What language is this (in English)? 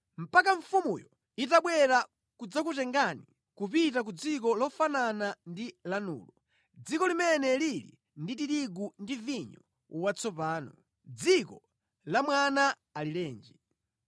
Nyanja